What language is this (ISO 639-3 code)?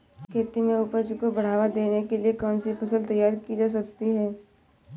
hin